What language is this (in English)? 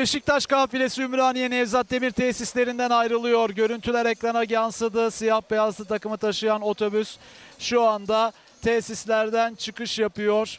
Turkish